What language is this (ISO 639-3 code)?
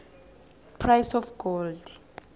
nbl